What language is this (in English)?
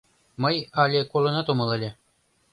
Mari